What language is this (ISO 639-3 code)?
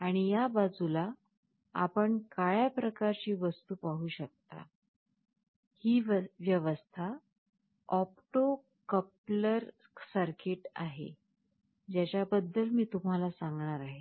mar